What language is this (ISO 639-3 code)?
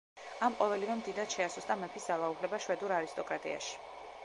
kat